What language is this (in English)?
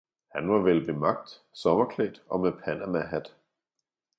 Danish